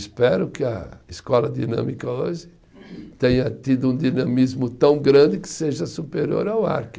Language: Portuguese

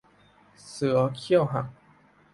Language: Thai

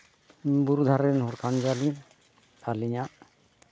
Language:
Santali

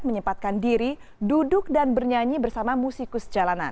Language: Indonesian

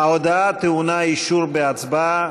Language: Hebrew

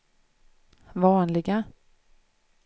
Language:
Swedish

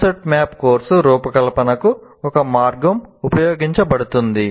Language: Telugu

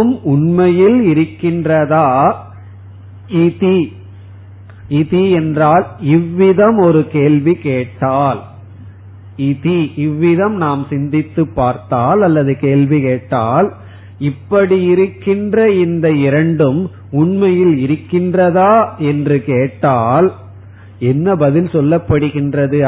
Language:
Tamil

